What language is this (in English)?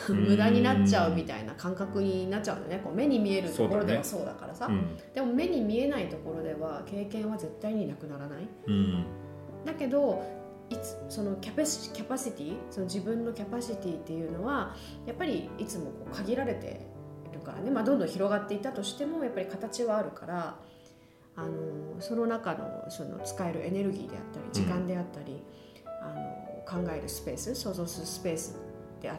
Japanese